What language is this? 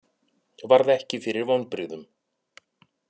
Icelandic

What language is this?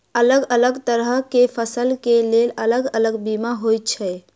Maithili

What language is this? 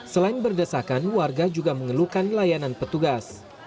Indonesian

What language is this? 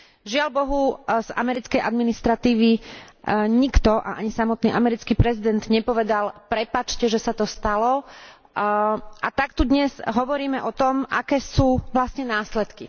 Slovak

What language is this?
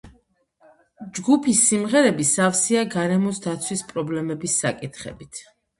Georgian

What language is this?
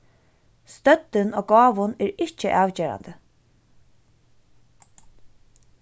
Faroese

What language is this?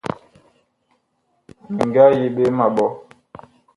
Bakoko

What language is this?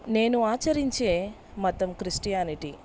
Telugu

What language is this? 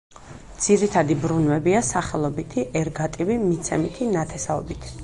Georgian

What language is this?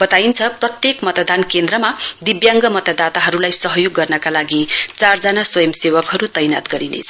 Nepali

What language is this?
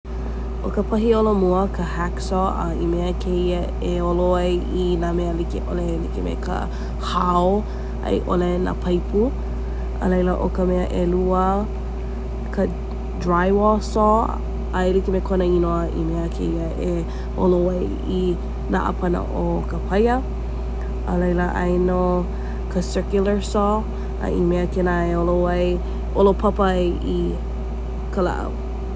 Hawaiian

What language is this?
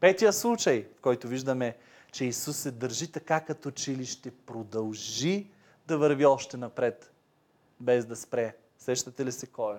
Bulgarian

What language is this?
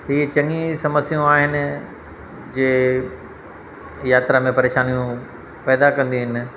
Sindhi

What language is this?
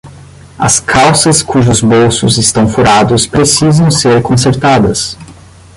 Portuguese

